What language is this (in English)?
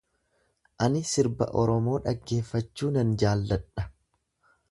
Oromo